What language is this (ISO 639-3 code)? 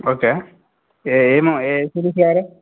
tel